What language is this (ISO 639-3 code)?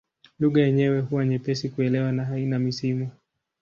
swa